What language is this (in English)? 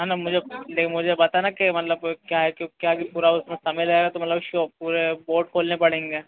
Hindi